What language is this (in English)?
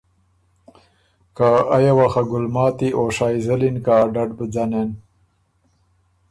Ormuri